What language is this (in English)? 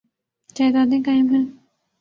Urdu